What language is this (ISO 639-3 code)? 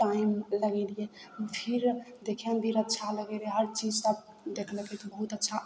mai